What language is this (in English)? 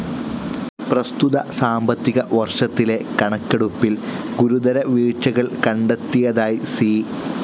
Malayalam